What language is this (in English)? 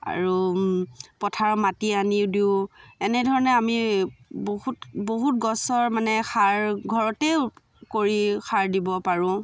Assamese